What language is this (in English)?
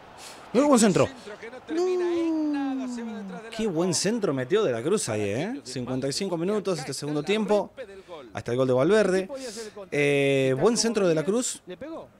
Spanish